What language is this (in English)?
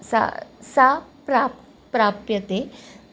Sanskrit